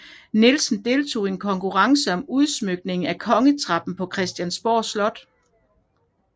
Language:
Danish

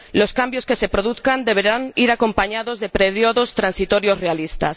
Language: Spanish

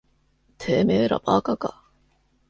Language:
Japanese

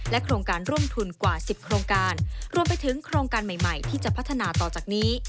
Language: Thai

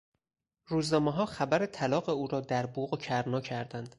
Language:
Persian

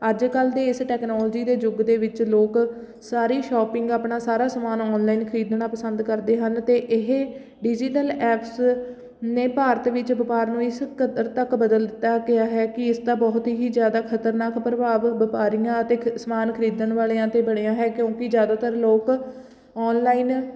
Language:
Punjabi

